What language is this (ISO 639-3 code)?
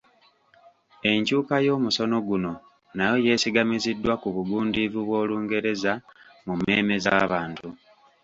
lug